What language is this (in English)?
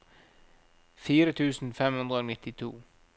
Norwegian